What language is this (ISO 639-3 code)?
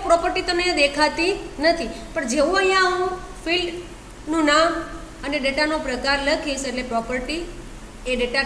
hin